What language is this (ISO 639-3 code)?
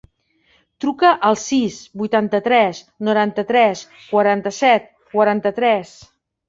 cat